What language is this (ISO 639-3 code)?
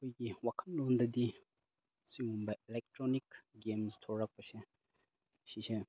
mni